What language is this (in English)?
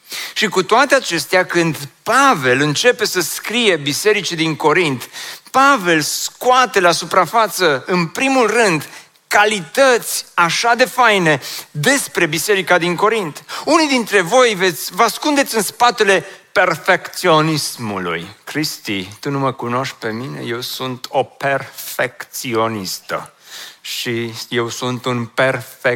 Romanian